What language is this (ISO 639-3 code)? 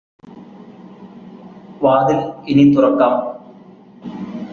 mal